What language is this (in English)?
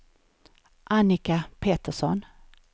Swedish